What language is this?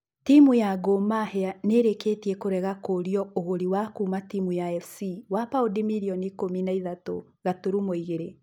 Kikuyu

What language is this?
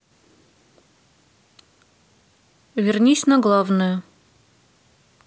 Russian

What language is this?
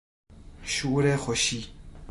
Persian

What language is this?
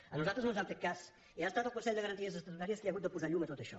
Catalan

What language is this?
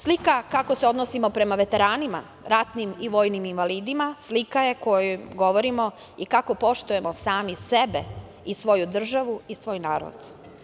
Serbian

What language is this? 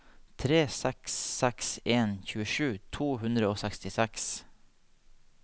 Norwegian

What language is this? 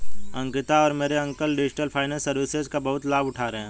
Hindi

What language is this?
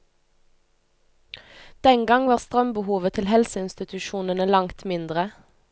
Norwegian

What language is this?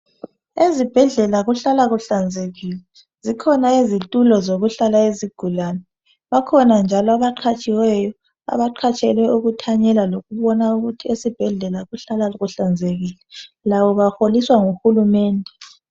North Ndebele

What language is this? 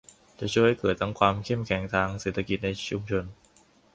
Thai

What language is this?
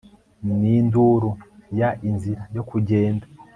Kinyarwanda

